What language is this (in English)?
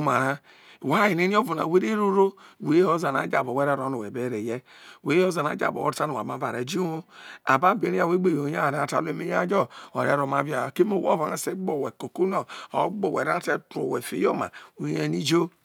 Isoko